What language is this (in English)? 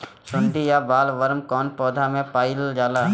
Bhojpuri